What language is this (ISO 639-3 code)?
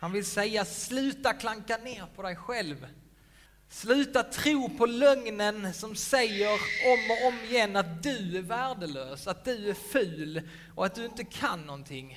swe